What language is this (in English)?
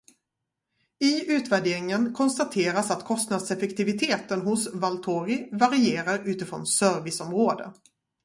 Swedish